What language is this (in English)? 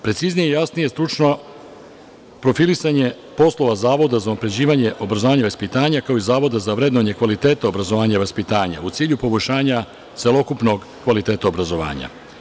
Serbian